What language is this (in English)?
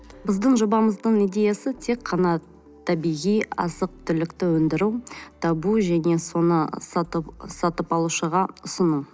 Kazakh